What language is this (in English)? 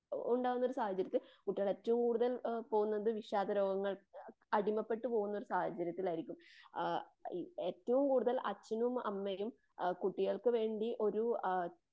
Malayalam